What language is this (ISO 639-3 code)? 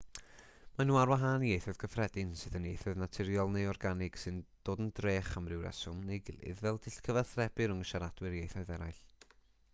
cym